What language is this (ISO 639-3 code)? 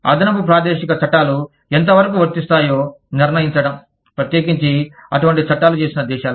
tel